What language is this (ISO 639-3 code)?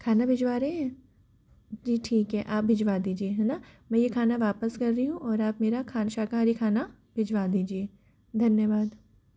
hin